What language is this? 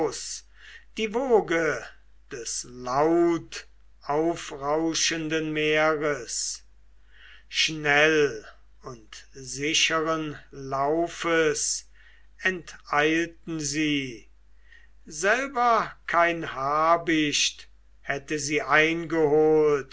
German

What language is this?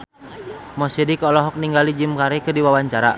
Sundanese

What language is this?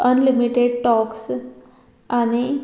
Konkani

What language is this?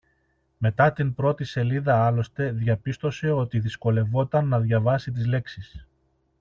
Greek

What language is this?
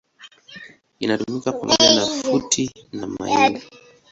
Swahili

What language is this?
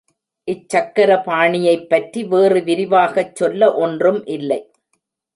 Tamil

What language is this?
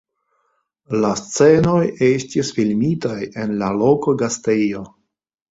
Esperanto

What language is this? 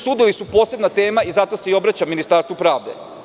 Serbian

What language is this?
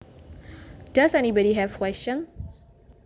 Javanese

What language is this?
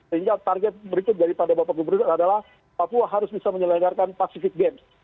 Indonesian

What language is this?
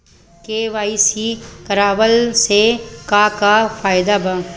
Bhojpuri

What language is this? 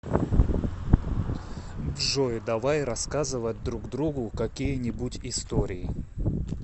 Russian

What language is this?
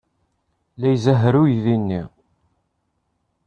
Kabyle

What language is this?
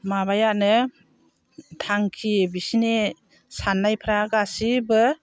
Bodo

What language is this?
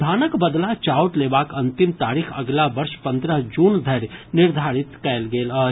Maithili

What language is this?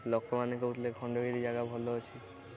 Odia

